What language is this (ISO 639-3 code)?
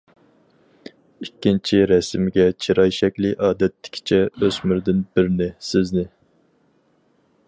uig